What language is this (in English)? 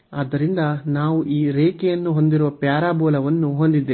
Kannada